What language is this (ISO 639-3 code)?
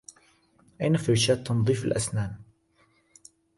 ara